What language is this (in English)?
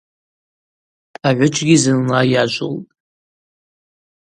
Abaza